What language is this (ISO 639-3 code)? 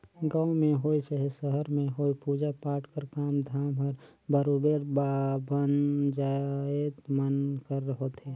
hne